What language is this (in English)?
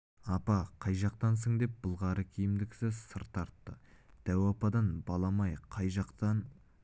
Kazakh